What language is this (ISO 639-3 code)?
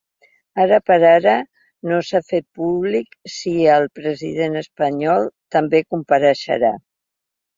cat